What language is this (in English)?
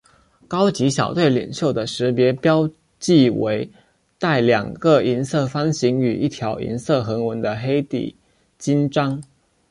Chinese